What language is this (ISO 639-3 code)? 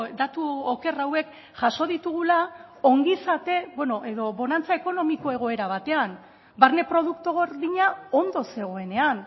eus